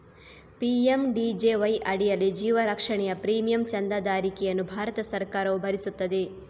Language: Kannada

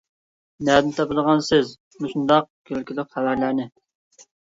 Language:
Uyghur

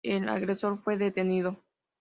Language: Spanish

